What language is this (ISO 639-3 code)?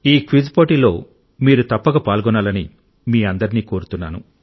tel